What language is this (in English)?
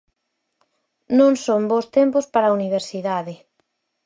Galician